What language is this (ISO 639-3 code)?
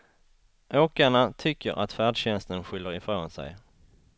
swe